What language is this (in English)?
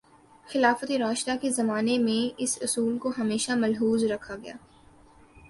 Urdu